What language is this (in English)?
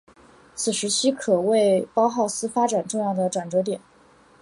Chinese